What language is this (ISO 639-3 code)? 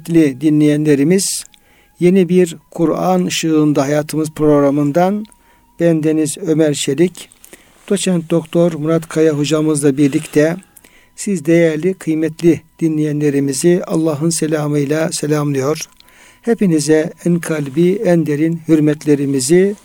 tur